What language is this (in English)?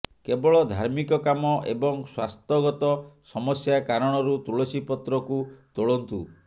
Odia